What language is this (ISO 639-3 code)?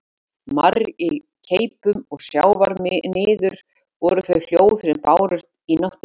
isl